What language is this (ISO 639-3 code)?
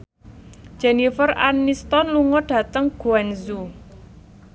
jav